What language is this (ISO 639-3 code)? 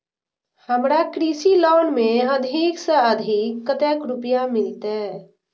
mai